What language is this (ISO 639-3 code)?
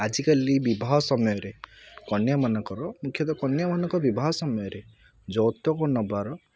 ori